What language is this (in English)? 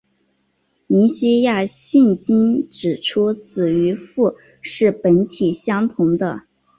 Chinese